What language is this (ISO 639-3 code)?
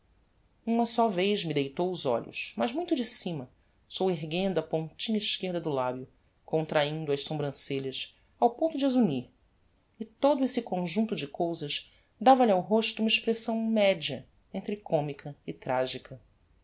por